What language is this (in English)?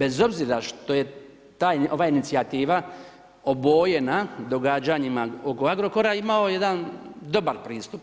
Croatian